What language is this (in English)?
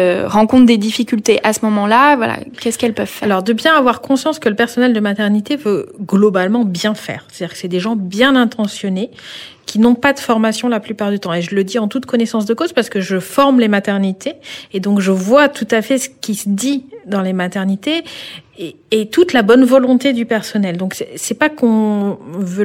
French